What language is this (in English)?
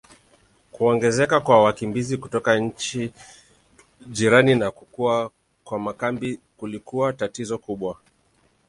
Swahili